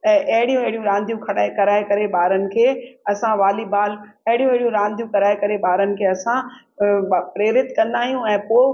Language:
Sindhi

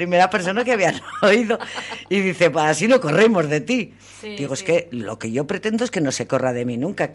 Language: Spanish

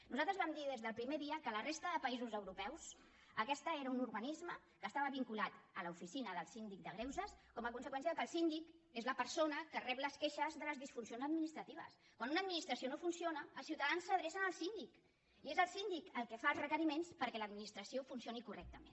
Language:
Catalan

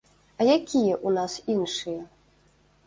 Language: Belarusian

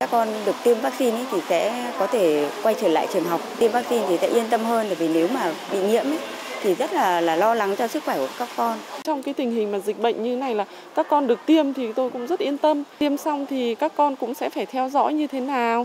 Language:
Vietnamese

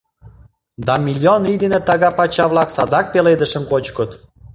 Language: Mari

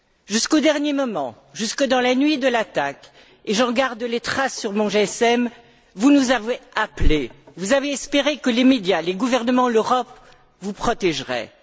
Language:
French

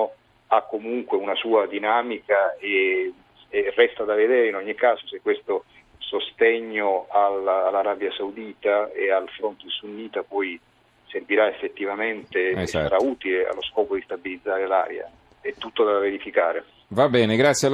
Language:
Italian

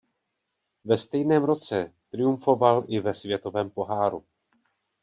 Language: Czech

